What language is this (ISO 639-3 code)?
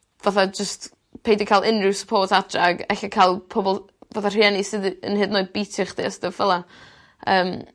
cym